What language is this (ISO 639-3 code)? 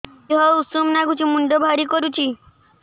ori